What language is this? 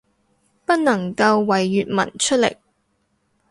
Cantonese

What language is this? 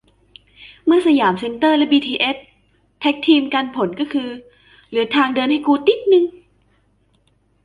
Thai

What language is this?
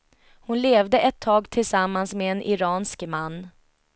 Swedish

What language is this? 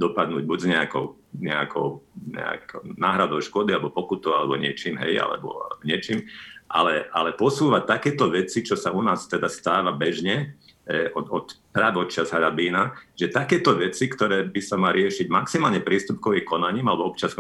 Slovak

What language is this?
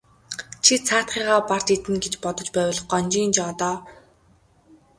Mongolian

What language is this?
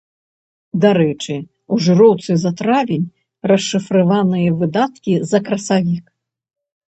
Belarusian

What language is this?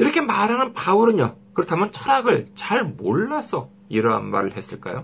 Korean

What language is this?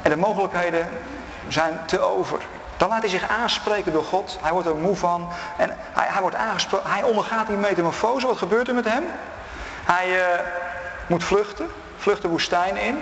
Dutch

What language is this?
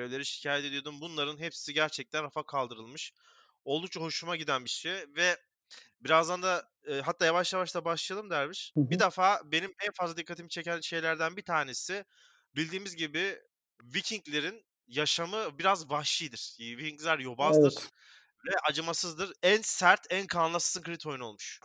Turkish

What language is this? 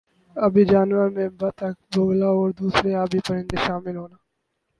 Urdu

